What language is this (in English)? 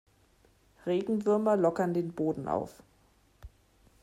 German